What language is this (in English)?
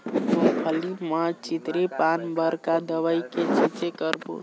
Chhattisgarhi